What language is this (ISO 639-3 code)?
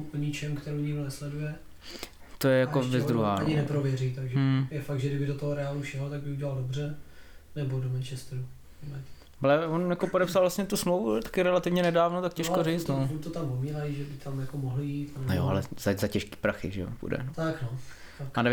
ces